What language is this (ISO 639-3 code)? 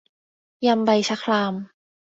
tha